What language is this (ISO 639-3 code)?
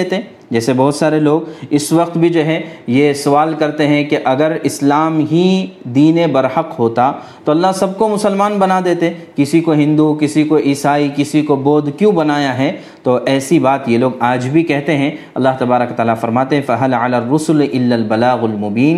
urd